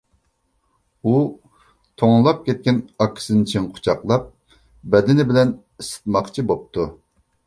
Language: Uyghur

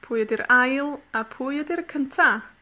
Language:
Welsh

